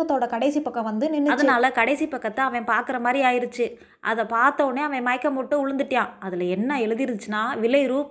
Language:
Tamil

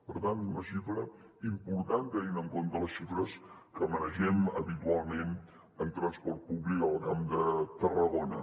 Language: Catalan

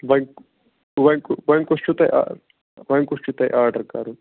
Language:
Kashmiri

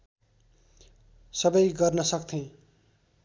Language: Nepali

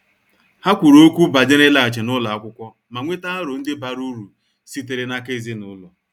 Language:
Igbo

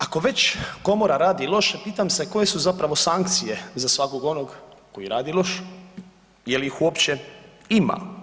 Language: Croatian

